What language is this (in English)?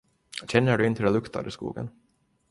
Swedish